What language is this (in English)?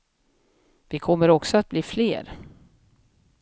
Swedish